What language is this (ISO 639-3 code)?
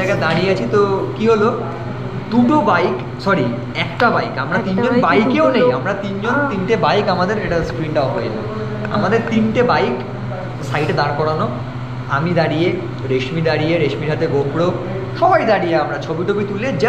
ben